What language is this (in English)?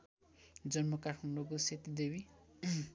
Nepali